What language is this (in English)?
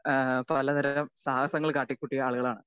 Malayalam